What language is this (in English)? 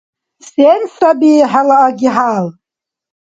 Dargwa